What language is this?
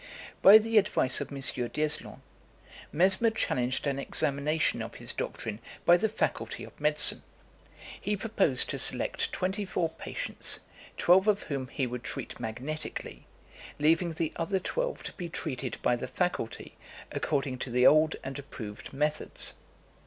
English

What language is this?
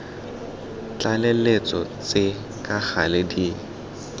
Tswana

